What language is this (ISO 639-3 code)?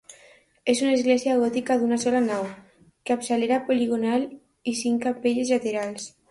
cat